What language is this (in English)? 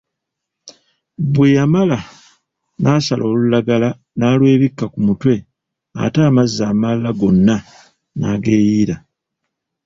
Ganda